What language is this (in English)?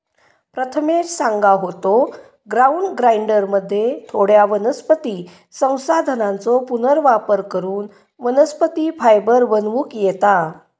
Marathi